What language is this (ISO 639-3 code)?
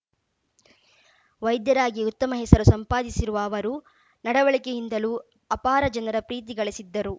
kan